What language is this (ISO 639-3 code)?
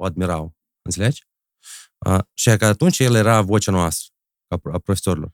ron